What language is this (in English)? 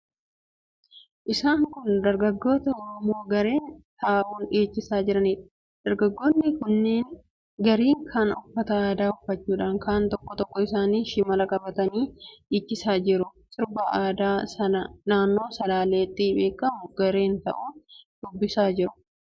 Oromo